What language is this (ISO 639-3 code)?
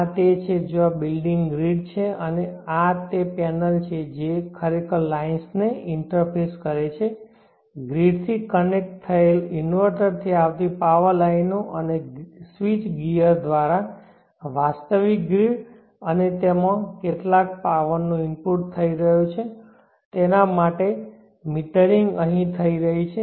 guj